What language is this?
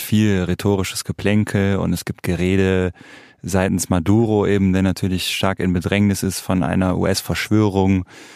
German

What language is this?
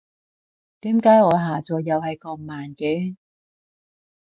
Cantonese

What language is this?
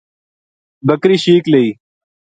Gujari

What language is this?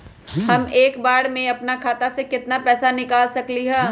Magahi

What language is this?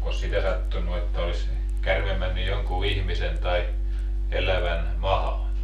Finnish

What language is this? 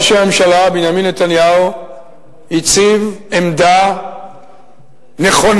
Hebrew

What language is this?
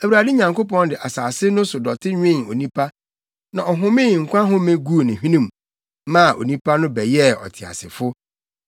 Akan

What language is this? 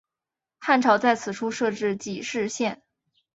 Chinese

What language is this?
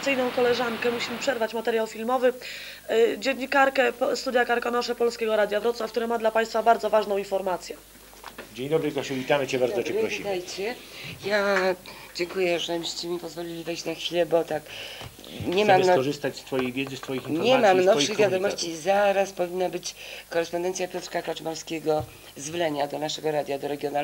Polish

